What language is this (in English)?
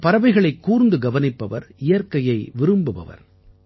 Tamil